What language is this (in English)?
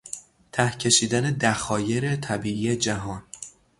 Persian